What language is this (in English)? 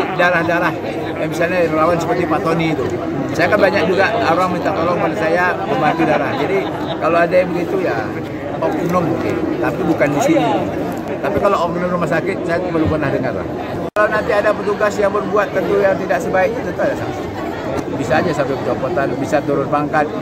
Indonesian